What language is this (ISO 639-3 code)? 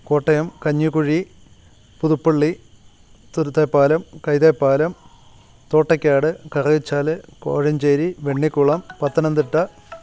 mal